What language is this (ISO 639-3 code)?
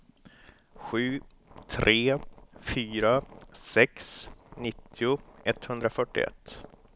swe